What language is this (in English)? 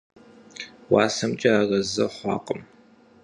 Kabardian